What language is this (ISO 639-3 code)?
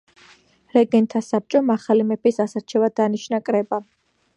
kat